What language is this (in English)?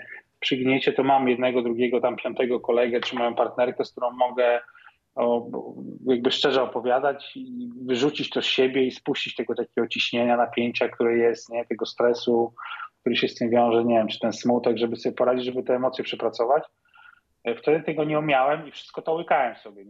Polish